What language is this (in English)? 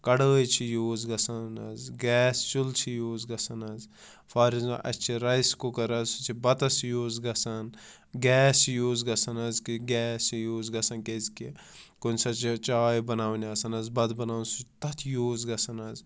Kashmiri